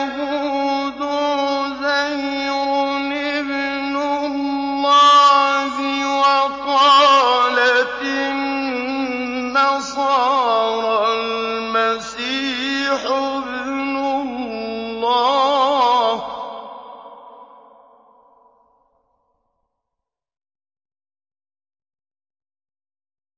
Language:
Arabic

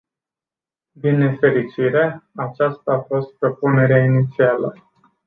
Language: Romanian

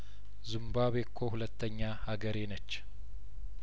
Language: Amharic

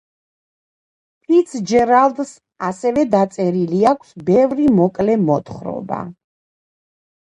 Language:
Georgian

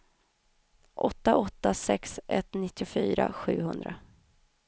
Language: Swedish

